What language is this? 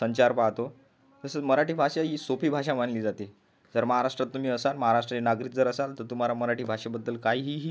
Marathi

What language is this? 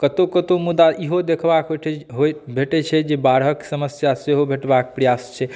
Maithili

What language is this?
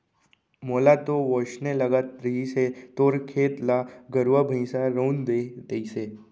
Chhattisgarhi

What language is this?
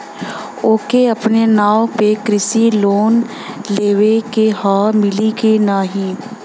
Bhojpuri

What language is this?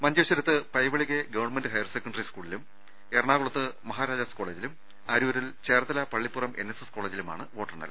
Malayalam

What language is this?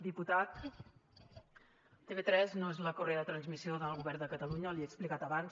Catalan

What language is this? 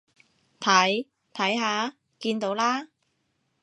Cantonese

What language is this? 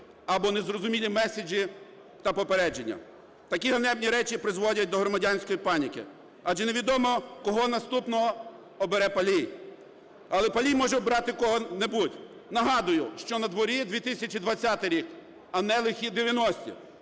Ukrainian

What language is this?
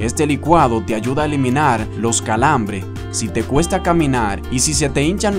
Spanish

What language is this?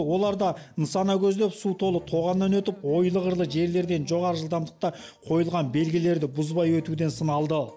Kazakh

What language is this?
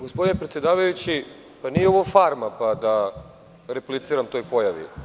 Serbian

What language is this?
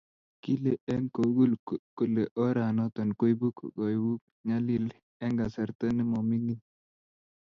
Kalenjin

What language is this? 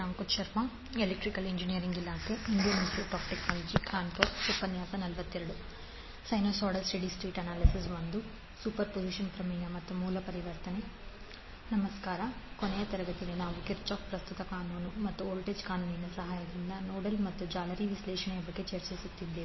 Kannada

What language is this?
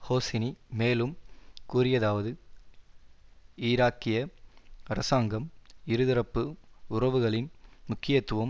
Tamil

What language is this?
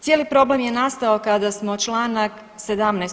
Croatian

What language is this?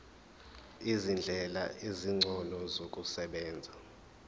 Zulu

